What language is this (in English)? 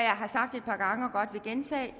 Danish